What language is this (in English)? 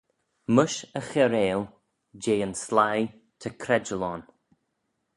Manx